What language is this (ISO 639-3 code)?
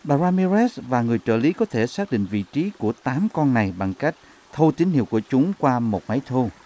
vie